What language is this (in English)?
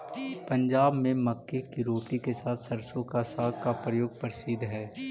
Magahi